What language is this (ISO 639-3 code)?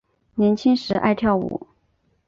zho